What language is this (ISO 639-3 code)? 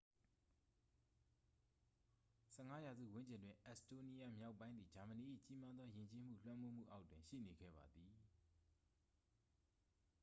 mya